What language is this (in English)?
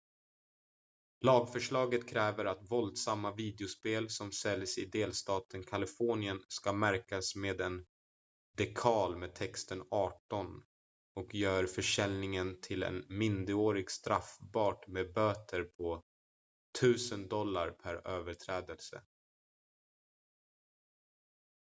Swedish